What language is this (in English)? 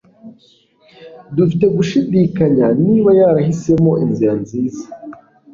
Kinyarwanda